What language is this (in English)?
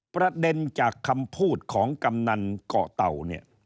Thai